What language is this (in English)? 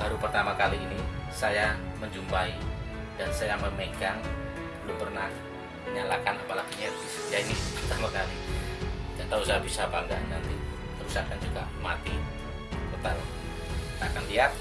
Indonesian